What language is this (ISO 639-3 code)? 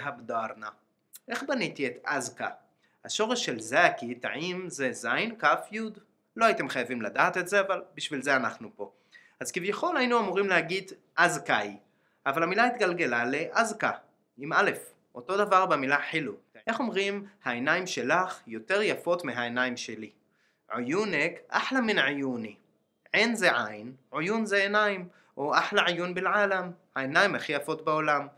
heb